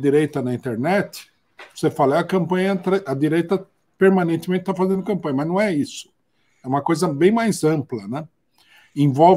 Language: Portuguese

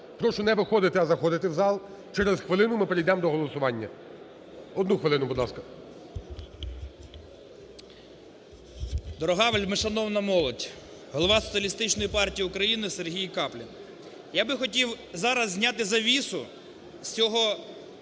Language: Ukrainian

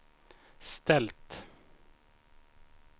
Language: Swedish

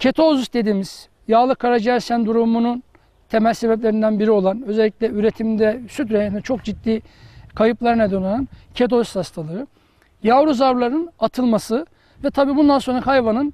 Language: Turkish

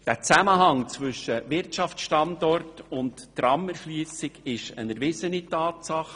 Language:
Swiss German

